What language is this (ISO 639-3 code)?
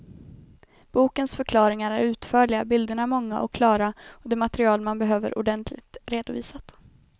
swe